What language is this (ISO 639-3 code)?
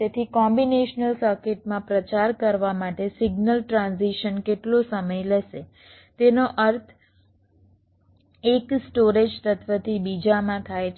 guj